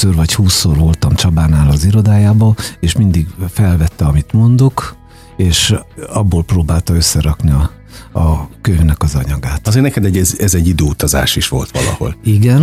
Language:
Hungarian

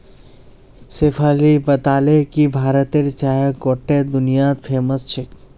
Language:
Magahi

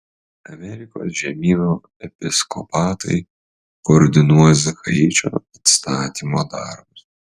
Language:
Lithuanian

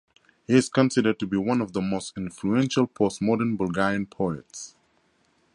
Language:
English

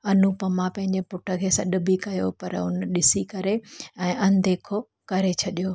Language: Sindhi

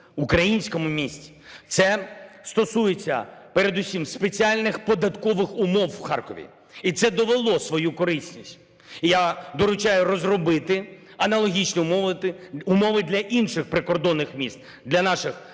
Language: Ukrainian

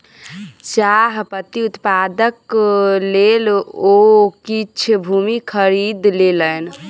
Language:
Maithili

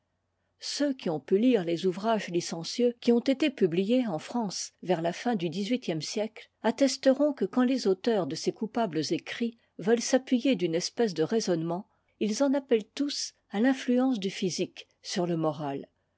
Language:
French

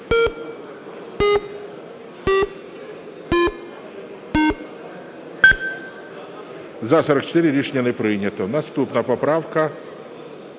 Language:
Ukrainian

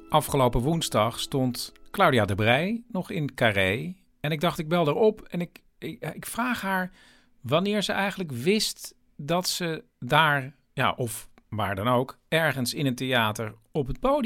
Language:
Dutch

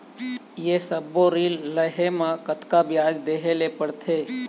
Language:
Chhattisgarhi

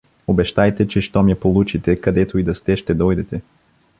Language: Bulgarian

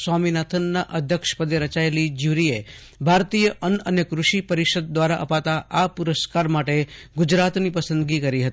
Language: Gujarati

